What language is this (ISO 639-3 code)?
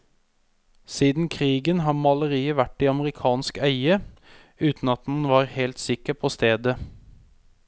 nor